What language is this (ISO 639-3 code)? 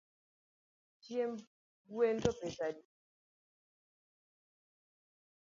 luo